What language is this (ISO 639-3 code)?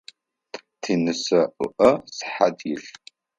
ady